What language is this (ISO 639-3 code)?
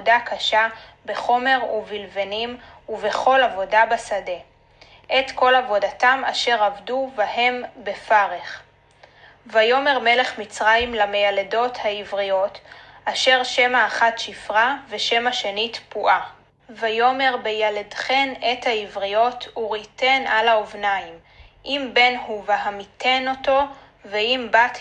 heb